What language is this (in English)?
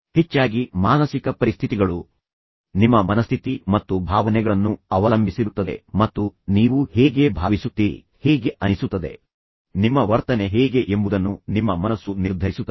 Kannada